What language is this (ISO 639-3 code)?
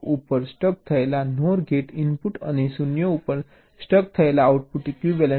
guj